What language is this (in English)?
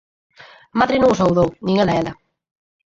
Galician